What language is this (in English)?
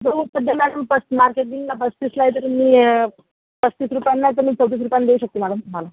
Marathi